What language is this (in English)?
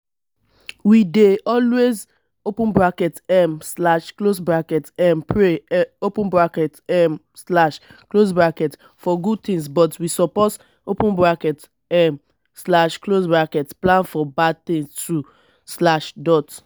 Nigerian Pidgin